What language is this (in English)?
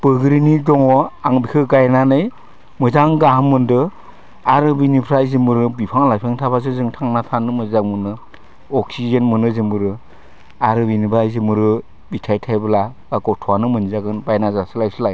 Bodo